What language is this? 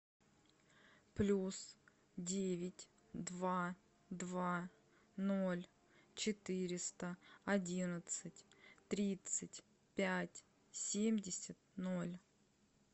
Russian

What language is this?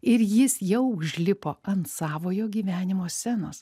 Lithuanian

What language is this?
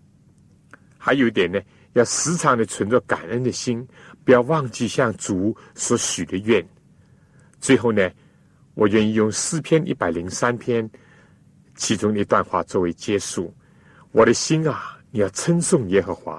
Chinese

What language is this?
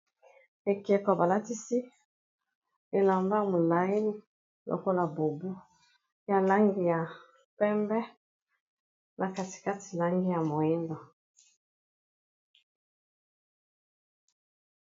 Lingala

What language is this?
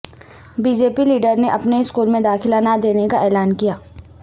Urdu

